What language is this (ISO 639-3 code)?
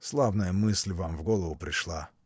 rus